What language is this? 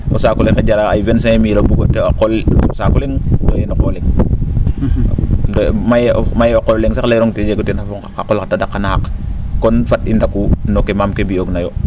Serer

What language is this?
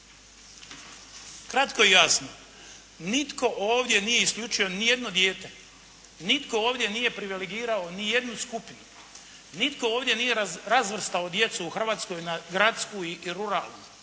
Croatian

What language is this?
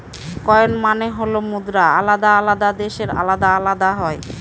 Bangla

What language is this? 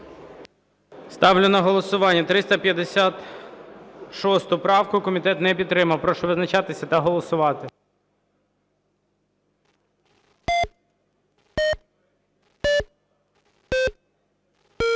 Ukrainian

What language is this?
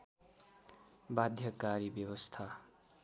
Nepali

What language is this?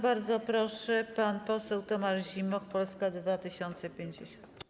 Polish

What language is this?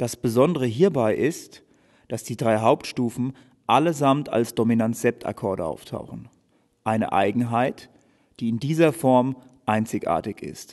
German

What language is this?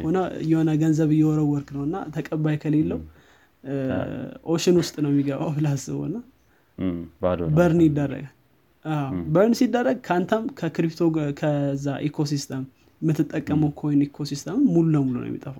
Amharic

